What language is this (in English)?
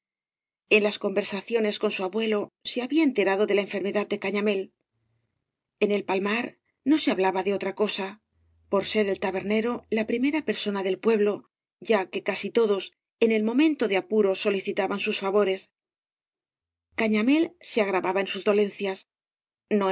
Spanish